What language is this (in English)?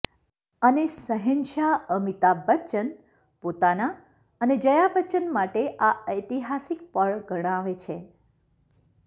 Gujarati